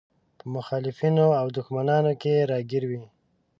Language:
Pashto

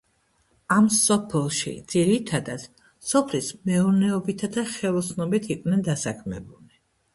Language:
Georgian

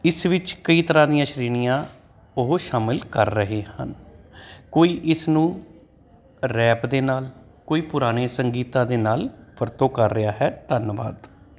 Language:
Punjabi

